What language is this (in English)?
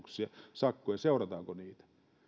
Finnish